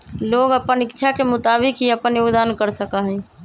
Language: Magahi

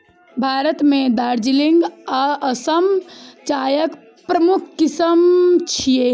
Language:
Maithili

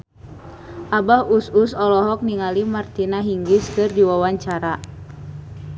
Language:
Sundanese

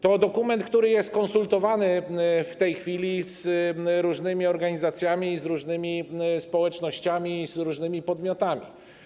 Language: Polish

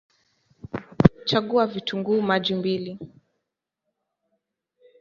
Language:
Swahili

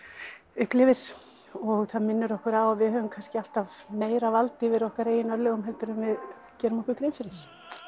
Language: Icelandic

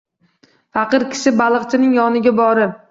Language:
Uzbek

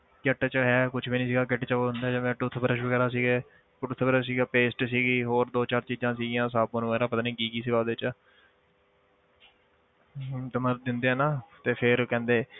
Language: Punjabi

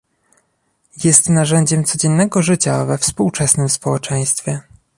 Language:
Polish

